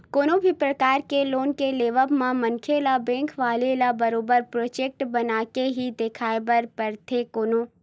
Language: Chhattisgarhi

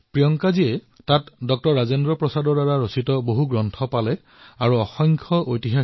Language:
Assamese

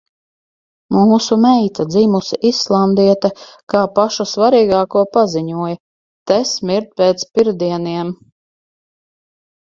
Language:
Latvian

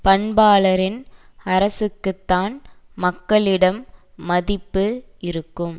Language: Tamil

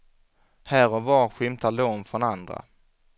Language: Swedish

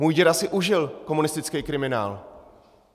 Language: Czech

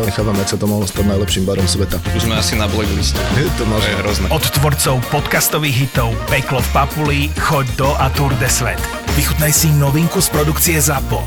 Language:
Slovak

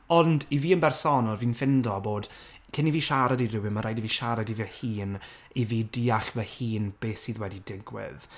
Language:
Welsh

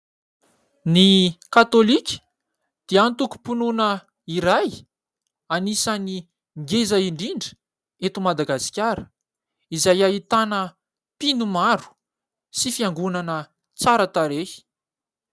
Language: Malagasy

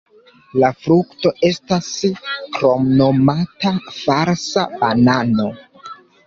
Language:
Esperanto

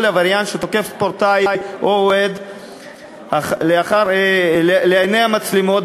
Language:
Hebrew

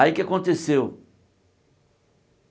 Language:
Portuguese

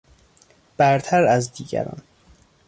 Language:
Persian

